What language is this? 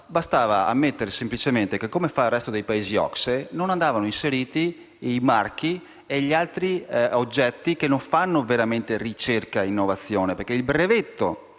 Italian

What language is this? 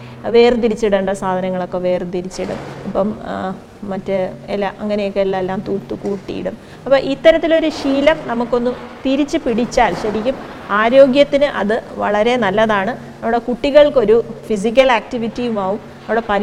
Malayalam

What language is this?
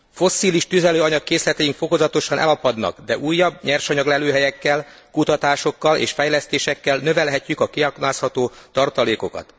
Hungarian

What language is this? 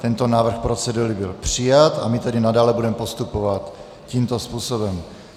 Czech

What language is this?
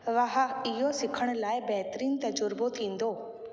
Sindhi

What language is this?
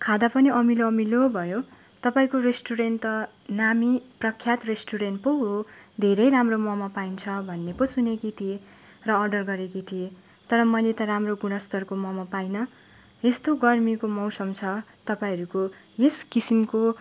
Nepali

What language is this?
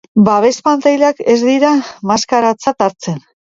Basque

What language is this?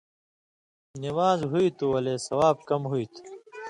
Indus Kohistani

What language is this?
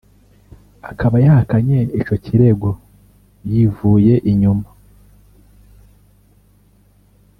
Kinyarwanda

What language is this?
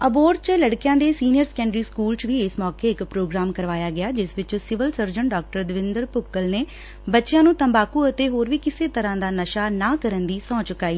Punjabi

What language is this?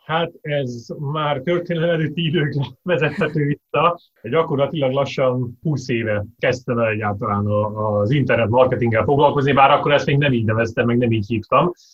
Hungarian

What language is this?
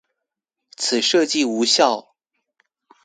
Chinese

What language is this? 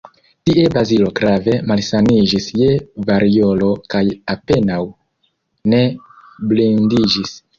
Esperanto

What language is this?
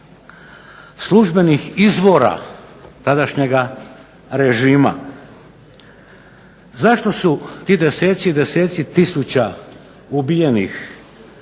Croatian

